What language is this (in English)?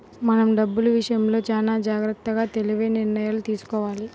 Telugu